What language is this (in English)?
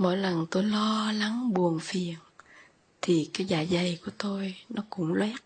Vietnamese